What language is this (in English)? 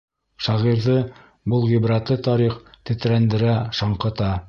Bashkir